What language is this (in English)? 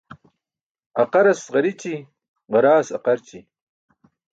Burushaski